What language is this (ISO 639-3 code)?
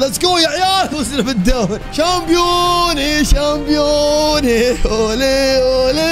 ara